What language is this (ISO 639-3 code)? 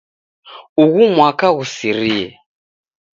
dav